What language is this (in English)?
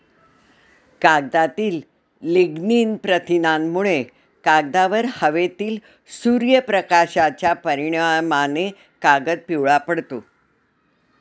Marathi